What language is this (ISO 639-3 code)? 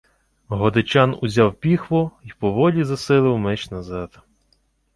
ukr